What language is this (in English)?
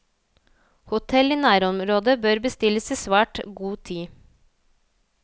Norwegian